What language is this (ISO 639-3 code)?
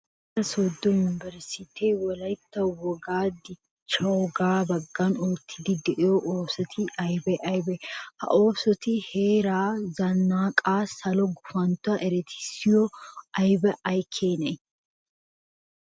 wal